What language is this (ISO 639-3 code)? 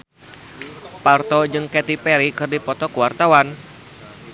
sun